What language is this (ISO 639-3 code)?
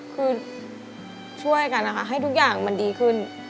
tha